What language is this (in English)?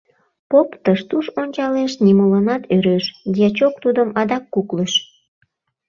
Mari